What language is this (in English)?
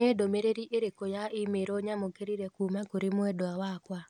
Kikuyu